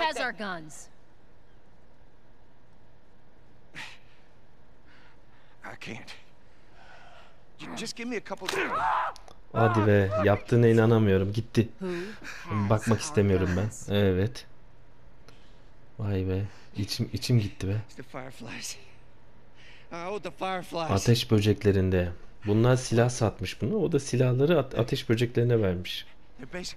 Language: Turkish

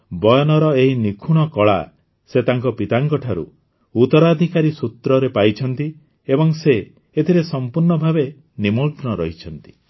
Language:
Odia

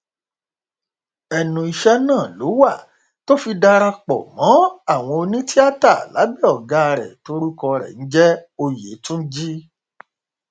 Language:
Yoruba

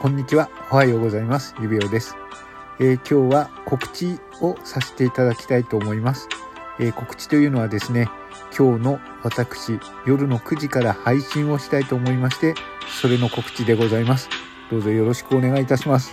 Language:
Japanese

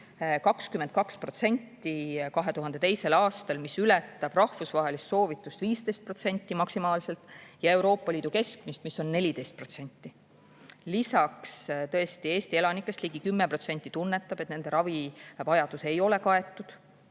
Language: Estonian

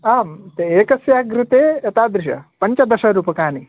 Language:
Sanskrit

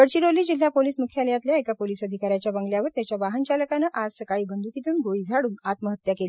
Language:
Marathi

